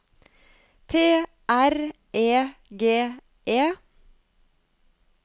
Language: Norwegian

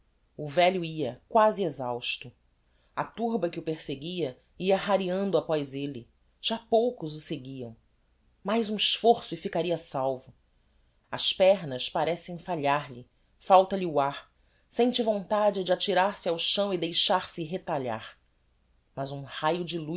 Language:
Portuguese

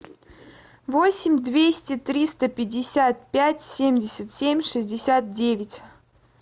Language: Russian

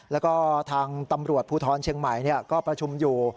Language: Thai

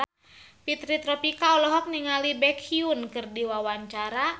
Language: Sundanese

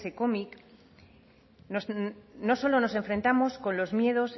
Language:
Spanish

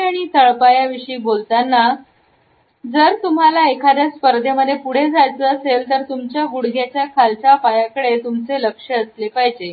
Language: Marathi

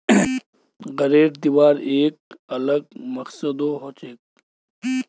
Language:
Magahi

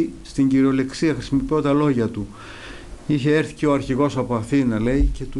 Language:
Greek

